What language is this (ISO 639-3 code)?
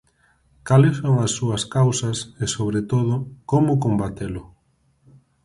glg